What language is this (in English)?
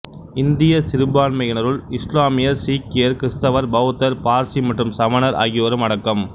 Tamil